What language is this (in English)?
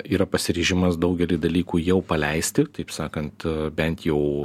Lithuanian